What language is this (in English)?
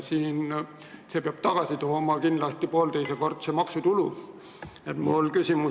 Estonian